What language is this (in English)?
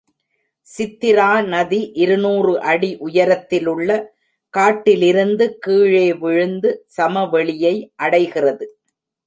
Tamil